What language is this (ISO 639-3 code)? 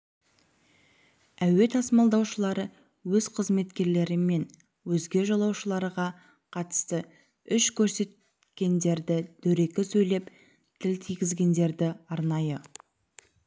kaz